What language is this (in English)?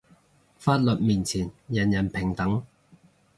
Cantonese